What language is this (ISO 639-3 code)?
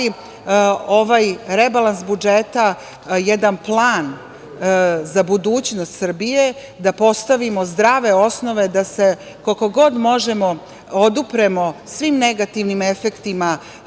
srp